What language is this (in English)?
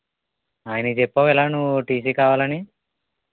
Telugu